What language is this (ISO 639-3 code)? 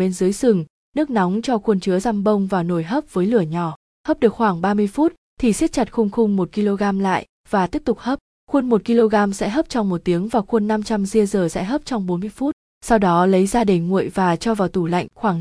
vie